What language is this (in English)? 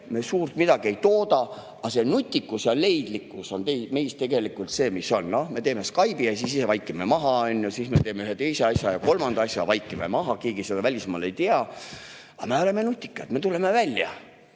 Estonian